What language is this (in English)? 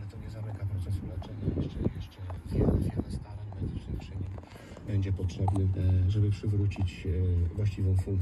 Polish